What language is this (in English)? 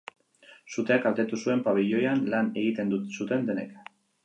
Basque